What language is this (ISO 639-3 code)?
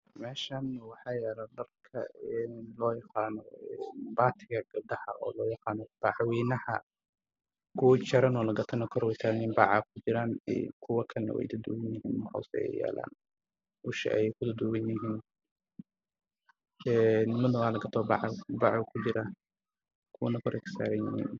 som